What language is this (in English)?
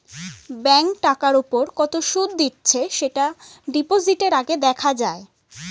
Bangla